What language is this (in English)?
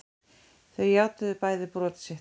Icelandic